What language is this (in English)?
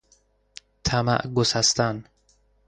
Persian